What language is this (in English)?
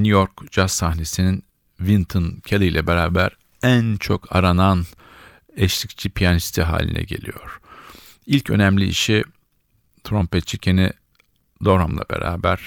Turkish